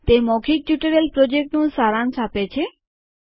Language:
Gujarati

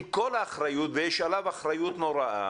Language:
Hebrew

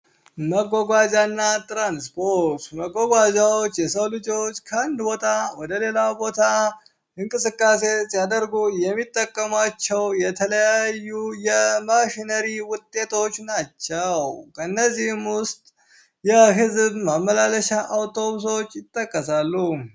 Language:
Amharic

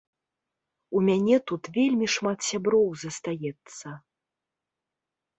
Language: Belarusian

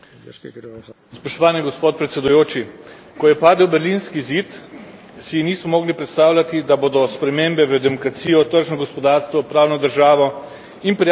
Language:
Slovenian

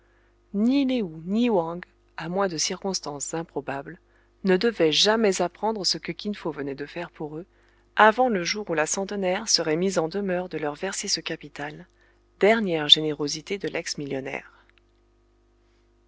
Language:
French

